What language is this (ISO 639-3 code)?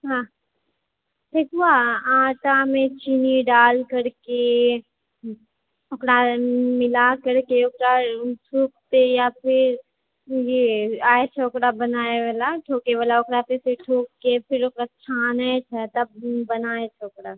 mai